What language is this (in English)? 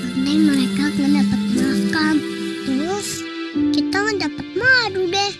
Indonesian